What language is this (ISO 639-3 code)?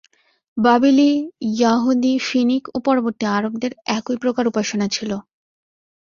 ben